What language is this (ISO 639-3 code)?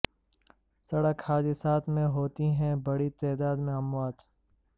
urd